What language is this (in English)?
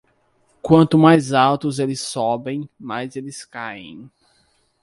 Portuguese